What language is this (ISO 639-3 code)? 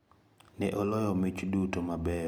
luo